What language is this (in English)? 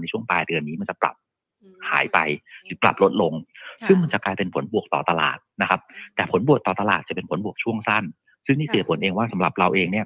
Thai